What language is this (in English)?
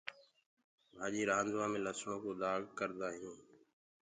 Gurgula